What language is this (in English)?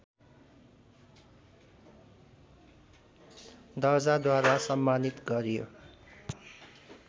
Nepali